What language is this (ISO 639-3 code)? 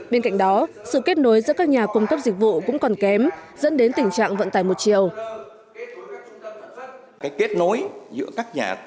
vie